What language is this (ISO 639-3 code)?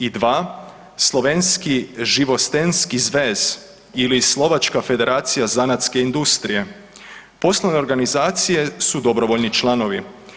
hrv